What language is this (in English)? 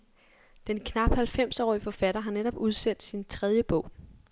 Danish